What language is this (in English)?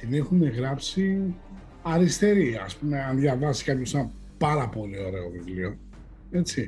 Greek